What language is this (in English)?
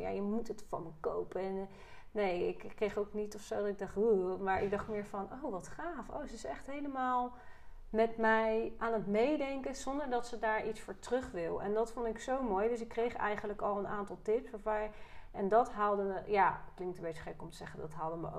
Dutch